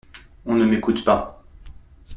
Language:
French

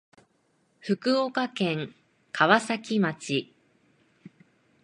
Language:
Japanese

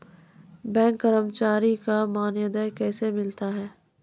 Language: Maithili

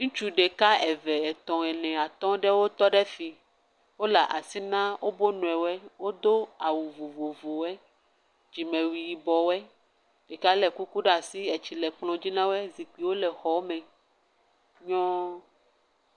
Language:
Ewe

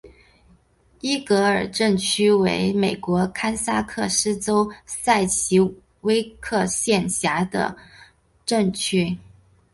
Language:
Chinese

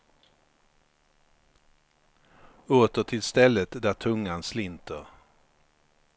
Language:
Swedish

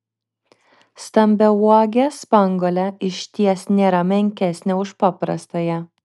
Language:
Lithuanian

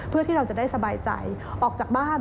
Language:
Thai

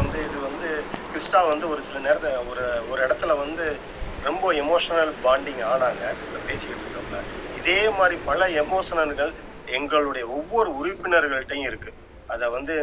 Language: Tamil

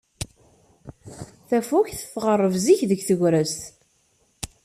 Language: Kabyle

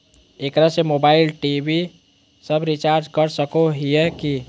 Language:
Magahi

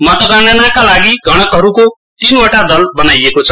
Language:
Nepali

